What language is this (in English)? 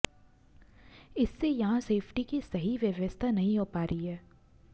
Hindi